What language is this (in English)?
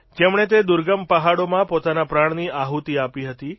Gujarati